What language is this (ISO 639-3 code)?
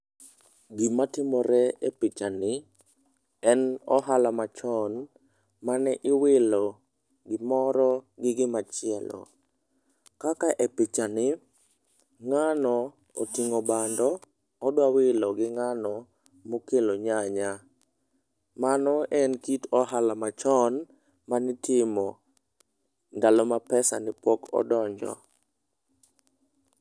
luo